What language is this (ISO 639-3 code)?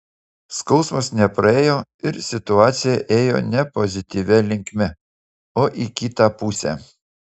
lit